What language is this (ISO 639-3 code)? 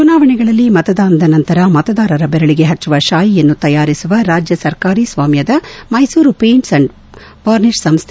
kan